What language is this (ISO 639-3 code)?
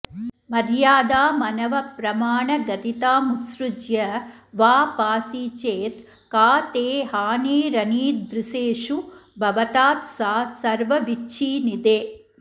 san